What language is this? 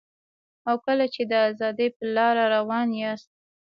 Pashto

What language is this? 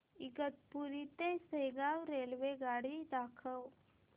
Marathi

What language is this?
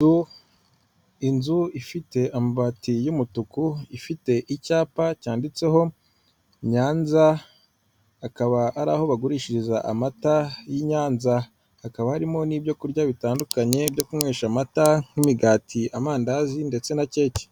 Kinyarwanda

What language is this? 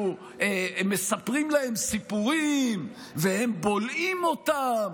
Hebrew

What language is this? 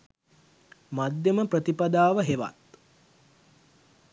Sinhala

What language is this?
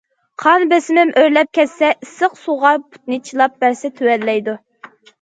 Uyghur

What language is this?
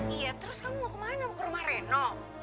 Indonesian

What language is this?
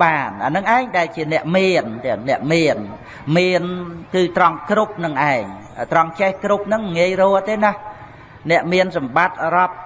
Vietnamese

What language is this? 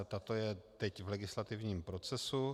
Czech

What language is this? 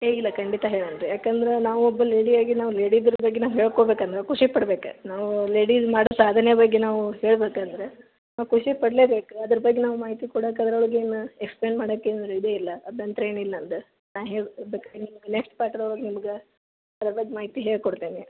Kannada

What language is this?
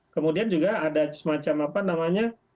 Indonesian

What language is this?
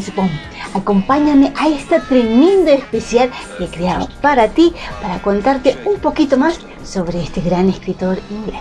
Spanish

